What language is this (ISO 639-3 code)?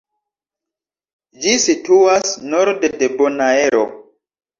epo